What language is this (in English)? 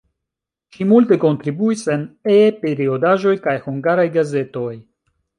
Esperanto